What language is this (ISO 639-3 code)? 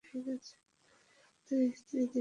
ben